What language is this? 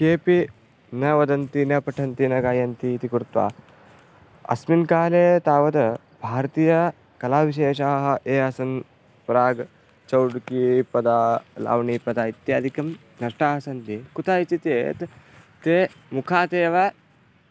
Sanskrit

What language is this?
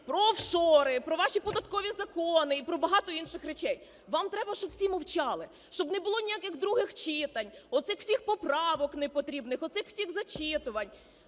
Ukrainian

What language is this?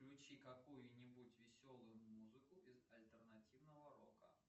Russian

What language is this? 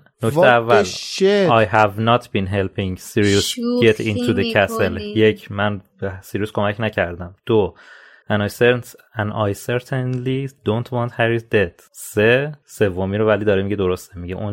Persian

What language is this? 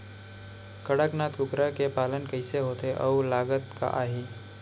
Chhattisgarhi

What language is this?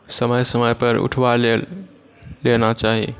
Maithili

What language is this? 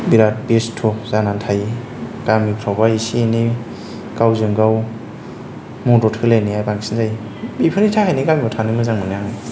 Bodo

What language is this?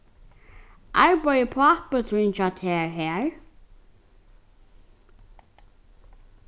Faroese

